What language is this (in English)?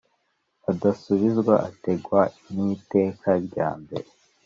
Kinyarwanda